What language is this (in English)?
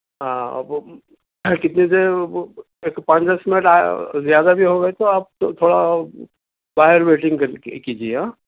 Urdu